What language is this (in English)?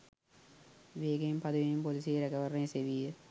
Sinhala